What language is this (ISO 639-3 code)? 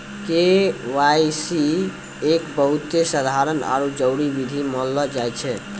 mai